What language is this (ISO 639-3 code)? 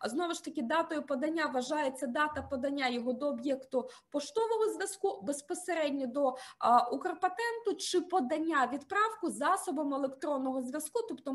ukr